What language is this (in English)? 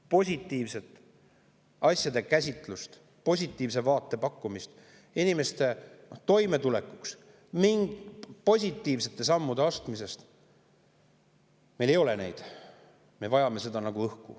Estonian